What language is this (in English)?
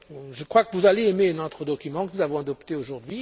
French